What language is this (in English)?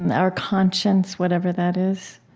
English